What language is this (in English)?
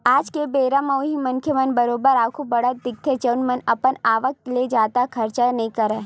Chhattisgarhi